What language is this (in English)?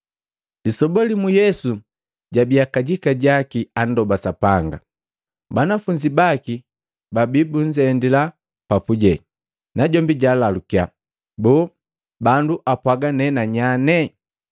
Matengo